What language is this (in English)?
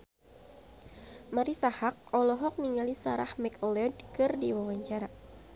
Sundanese